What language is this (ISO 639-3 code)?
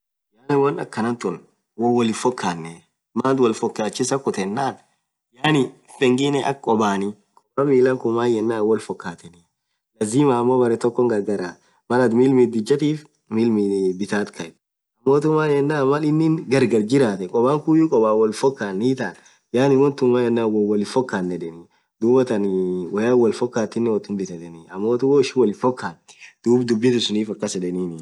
orc